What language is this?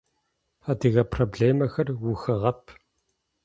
Adyghe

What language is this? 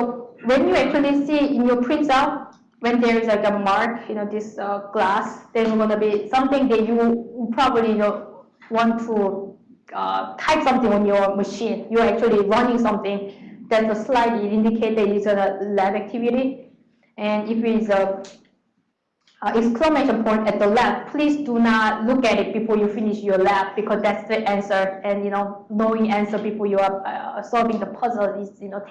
English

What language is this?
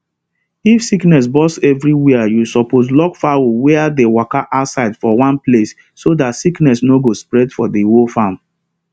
Nigerian Pidgin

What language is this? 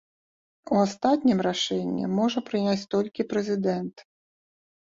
Belarusian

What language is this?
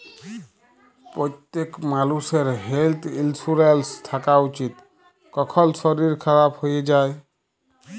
Bangla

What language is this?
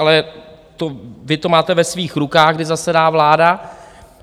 Czech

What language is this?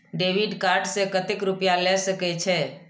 Maithili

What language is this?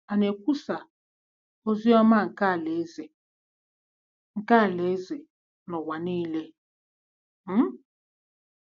Igbo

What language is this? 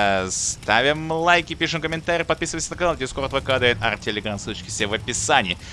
Russian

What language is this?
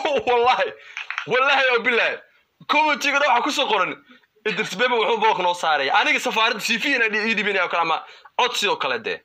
Arabic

